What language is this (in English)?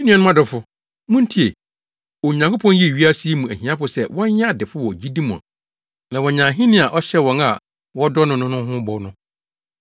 Akan